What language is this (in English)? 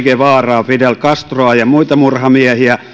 Finnish